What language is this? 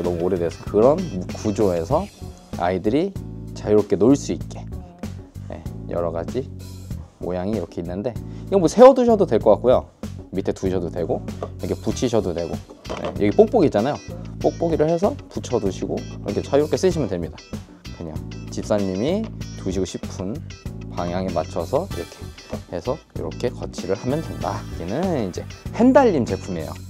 Korean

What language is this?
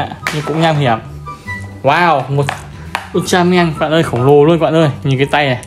Vietnamese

